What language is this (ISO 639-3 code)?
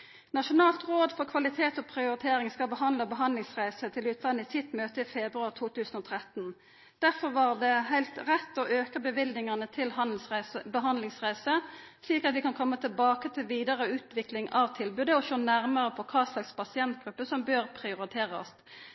nno